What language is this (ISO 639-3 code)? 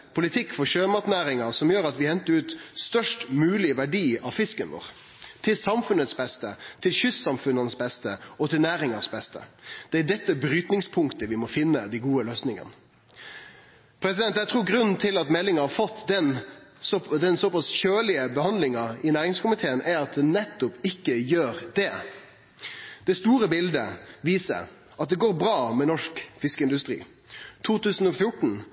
nno